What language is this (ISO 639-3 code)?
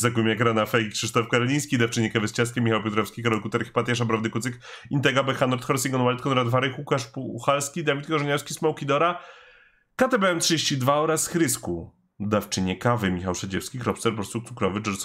pol